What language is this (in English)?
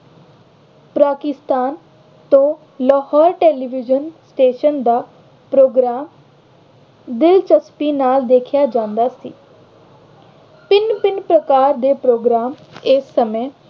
Punjabi